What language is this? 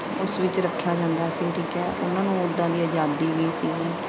Punjabi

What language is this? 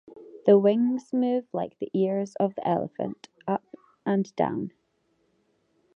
English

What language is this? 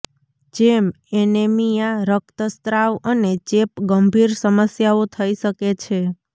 Gujarati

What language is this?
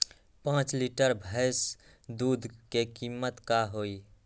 Magahi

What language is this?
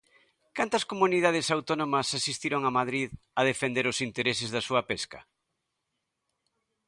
Galician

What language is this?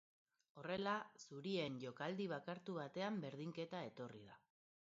Basque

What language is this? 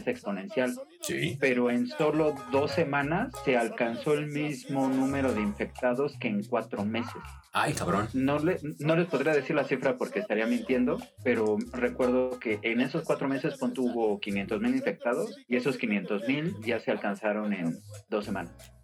Spanish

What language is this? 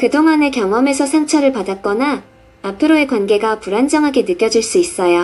Korean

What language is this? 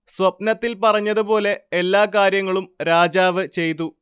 Malayalam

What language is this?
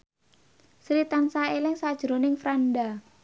Javanese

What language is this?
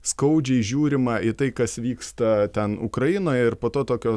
Lithuanian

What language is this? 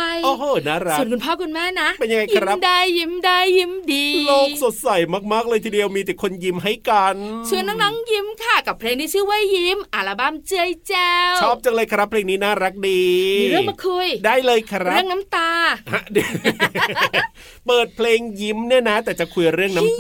Thai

